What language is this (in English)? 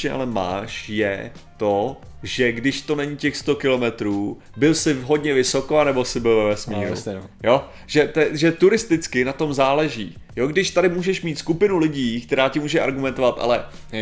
Czech